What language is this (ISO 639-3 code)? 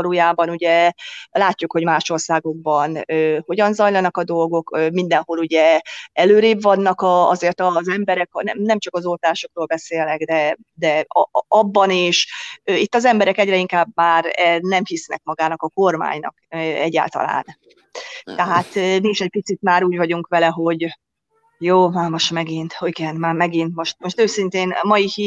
hun